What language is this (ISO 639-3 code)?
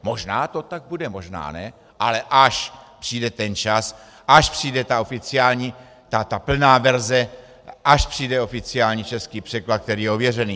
ces